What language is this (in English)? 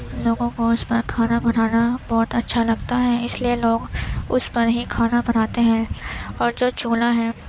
Urdu